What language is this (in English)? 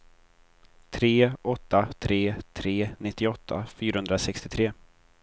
Swedish